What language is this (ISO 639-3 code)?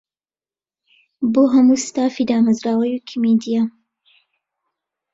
ckb